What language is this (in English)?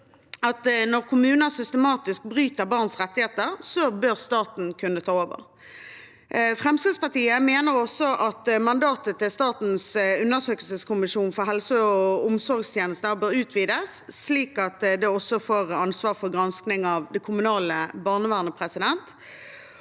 Norwegian